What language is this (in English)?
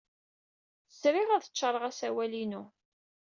Kabyle